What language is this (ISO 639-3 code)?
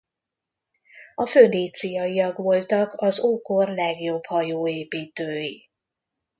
hun